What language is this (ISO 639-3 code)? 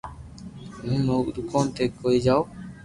lrk